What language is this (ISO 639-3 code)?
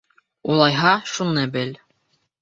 bak